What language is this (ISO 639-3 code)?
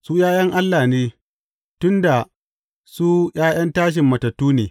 hau